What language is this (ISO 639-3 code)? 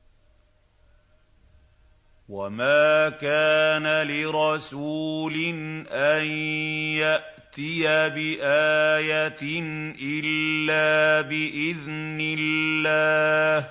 ara